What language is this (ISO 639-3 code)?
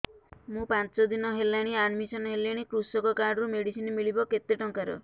ori